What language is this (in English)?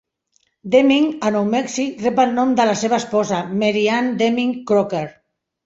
Catalan